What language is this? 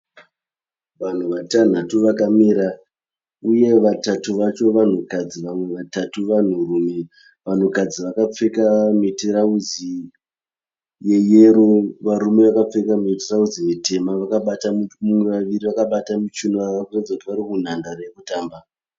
Shona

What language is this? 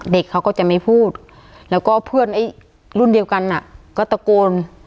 Thai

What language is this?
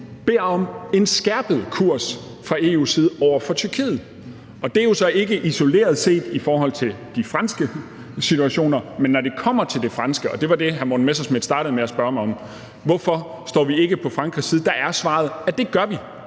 Danish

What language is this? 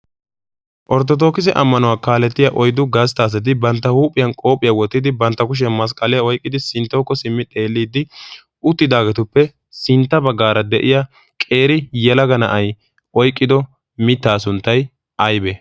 Wolaytta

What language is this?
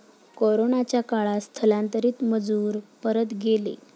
Marathi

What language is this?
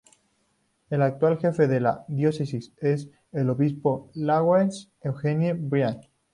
Spanish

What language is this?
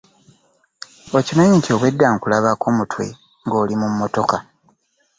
Ganda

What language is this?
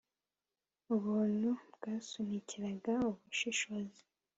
Kinyarwanda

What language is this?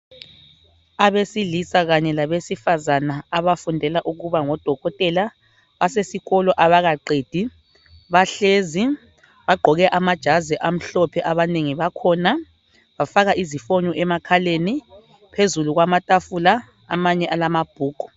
North Ndebele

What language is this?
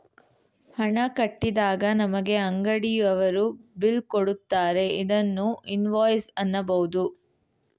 Kannada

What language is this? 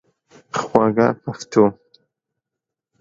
Pashto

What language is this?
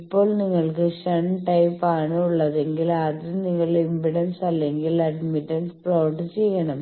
Malayalam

